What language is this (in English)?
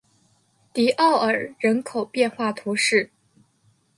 Chinese